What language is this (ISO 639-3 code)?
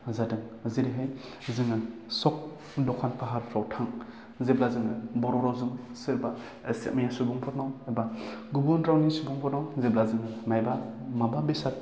brx